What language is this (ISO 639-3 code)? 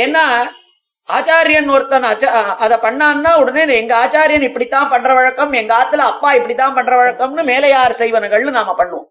tam